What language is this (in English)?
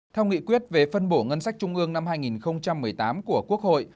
Vietnamese